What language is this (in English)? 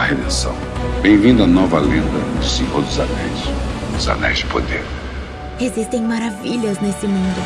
Portuguese